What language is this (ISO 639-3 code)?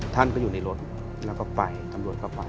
tha